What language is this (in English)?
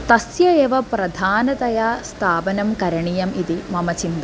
Sanskrit